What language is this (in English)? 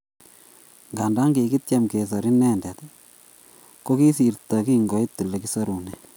Kalenjin